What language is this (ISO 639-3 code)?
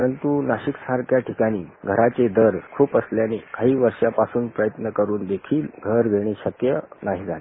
mar